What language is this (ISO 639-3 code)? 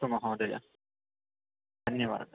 san